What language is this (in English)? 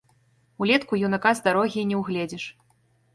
Belarusian